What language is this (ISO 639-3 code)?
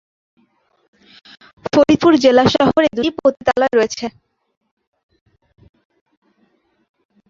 ben